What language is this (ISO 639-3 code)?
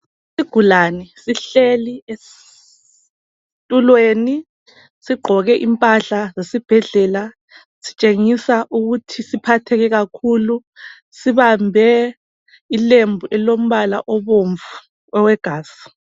nde